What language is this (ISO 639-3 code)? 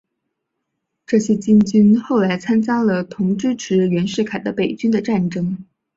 zho